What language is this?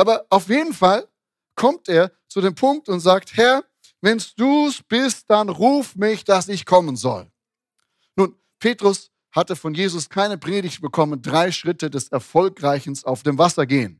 German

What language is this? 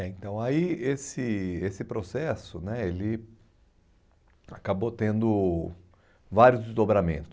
Portuguese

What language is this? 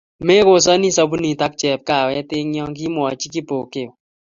Kalenjin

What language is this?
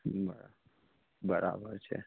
Gujarati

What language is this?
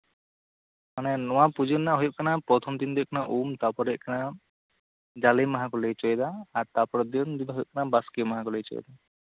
Santali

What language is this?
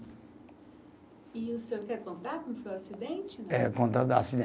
Portuguese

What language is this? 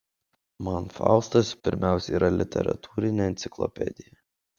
Lithuanian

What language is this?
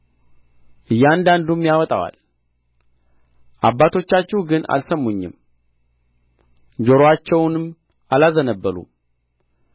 Amharic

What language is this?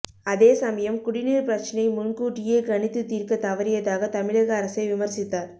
Tamil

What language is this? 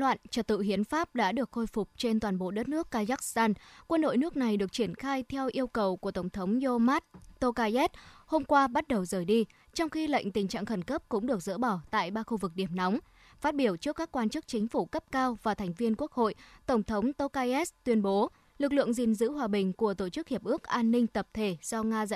Vietnamese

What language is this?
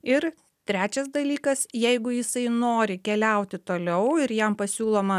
Lithuanian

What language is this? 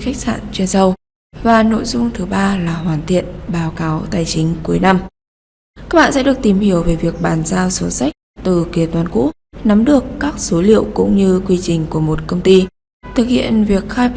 Vietnamese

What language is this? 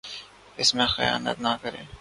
Urdu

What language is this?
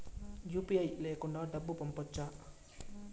Telugu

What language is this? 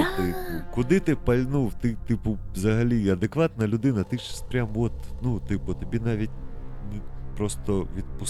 Ukrainian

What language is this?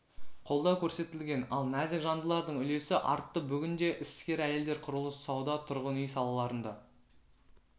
Kazakh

